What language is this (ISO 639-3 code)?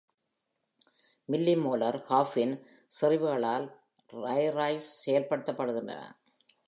tam